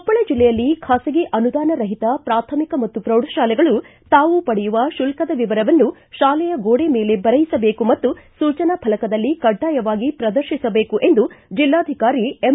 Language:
Kannada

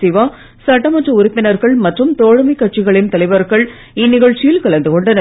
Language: Tamil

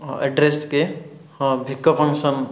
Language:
Odia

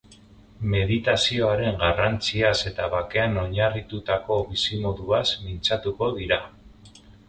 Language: Basque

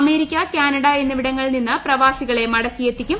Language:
Malayalam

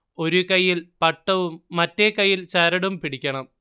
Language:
Malayalam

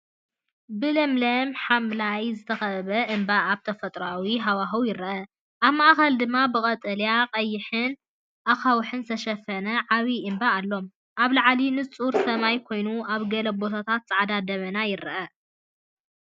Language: Tigrinya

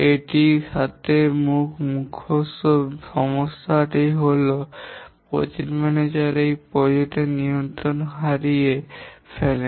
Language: Bangla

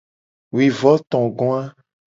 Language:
Gen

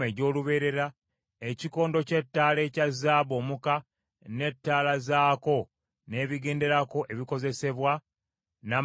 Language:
Ganda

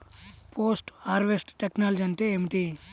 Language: Telugu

